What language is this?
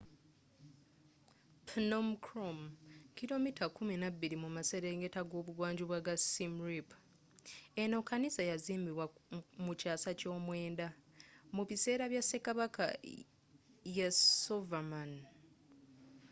Ganda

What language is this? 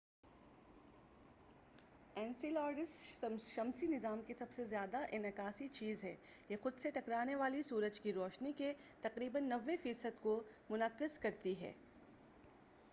Urdu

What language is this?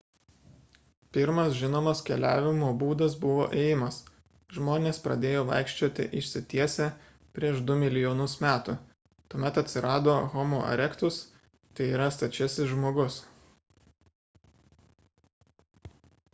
Lithuanian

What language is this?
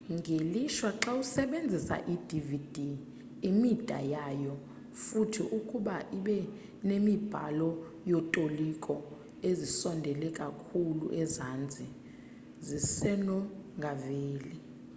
Xhosa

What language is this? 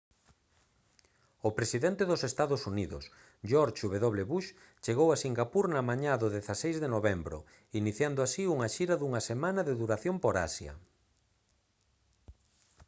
Galician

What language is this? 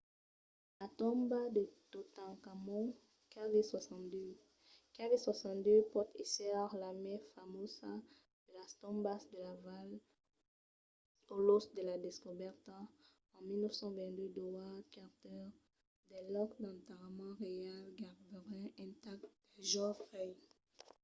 Occitan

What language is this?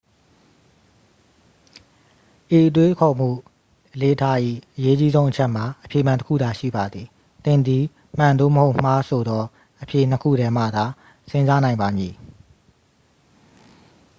Burmese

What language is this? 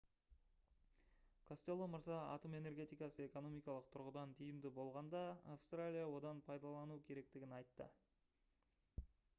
Kazakh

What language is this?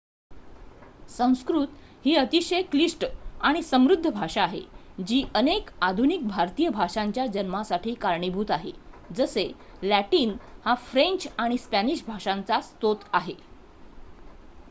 Marathi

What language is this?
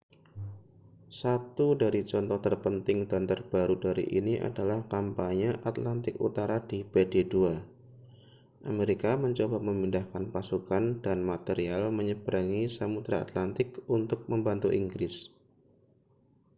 Indonesian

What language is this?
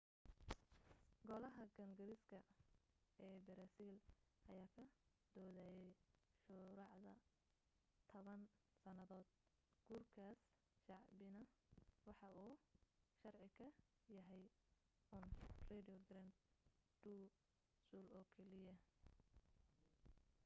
Somali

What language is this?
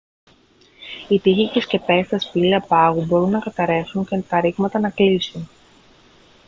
Greek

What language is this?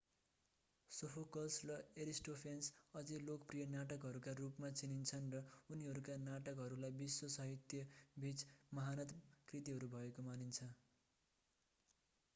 Nepali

